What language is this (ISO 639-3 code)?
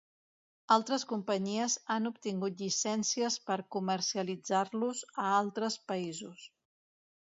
cat